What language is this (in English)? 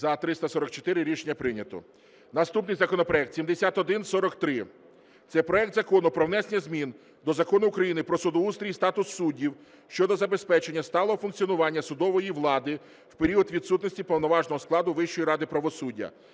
Ukrainian